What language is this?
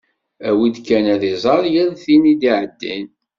Kabyle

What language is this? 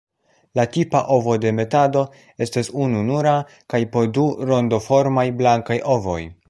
Esperanto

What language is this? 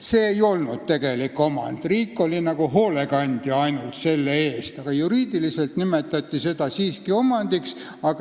Estonian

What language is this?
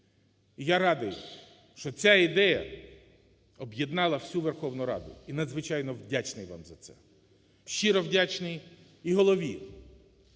Ukrainian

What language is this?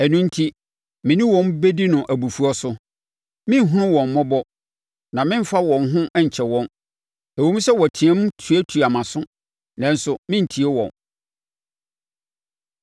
Akan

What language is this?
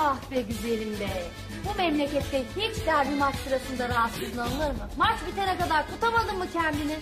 Turkish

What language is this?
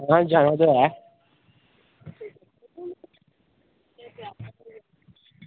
Dogri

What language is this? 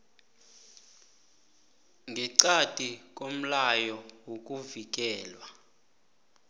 South Ndebele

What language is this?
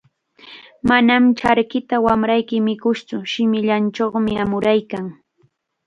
Chiquián Ancash Quechua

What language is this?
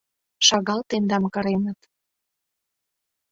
Mari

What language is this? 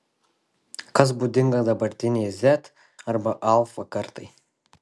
Lithuanian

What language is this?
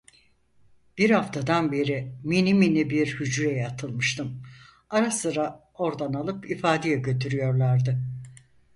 Turkish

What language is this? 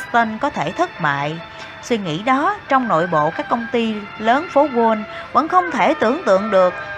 Vietnamese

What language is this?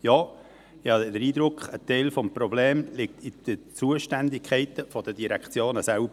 Swiss German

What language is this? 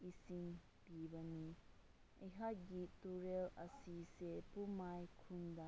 Manipuri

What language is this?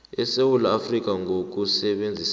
South Ndebele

